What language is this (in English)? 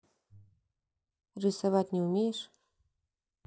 Russian